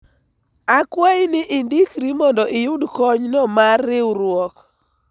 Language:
Luo (Kenya and Tanzania)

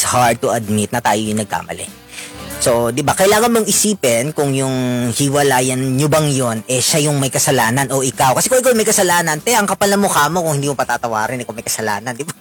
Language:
Filipino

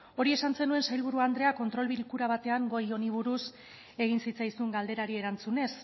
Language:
Basque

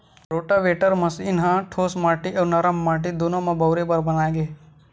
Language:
Chhattisgarhi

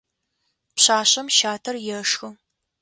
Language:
Adyghe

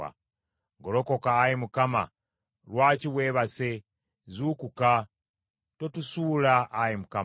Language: Ganda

